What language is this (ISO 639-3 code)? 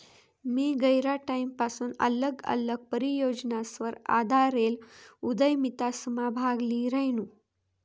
mar